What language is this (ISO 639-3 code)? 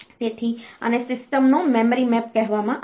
guj